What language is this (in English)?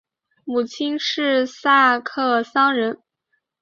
Chinese